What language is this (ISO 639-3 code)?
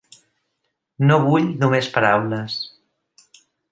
cat